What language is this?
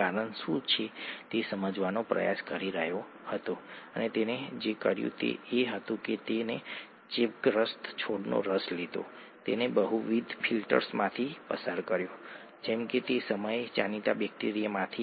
Gujarati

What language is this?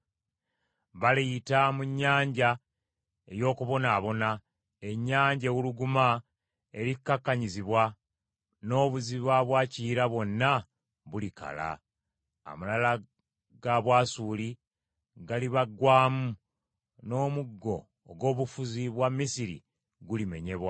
Ganda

